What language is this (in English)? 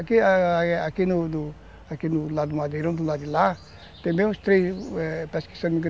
Portuguese